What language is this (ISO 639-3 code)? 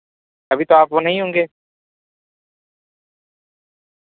urd